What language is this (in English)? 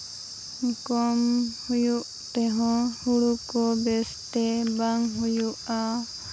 Santali